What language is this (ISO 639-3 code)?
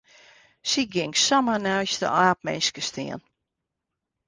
fry